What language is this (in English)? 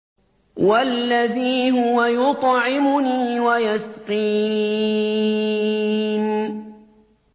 Arabic